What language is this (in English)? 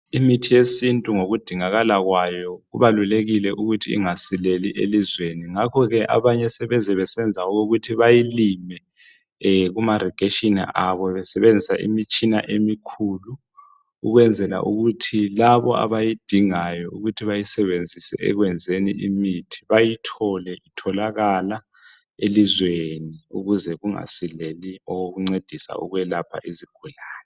North Ndebele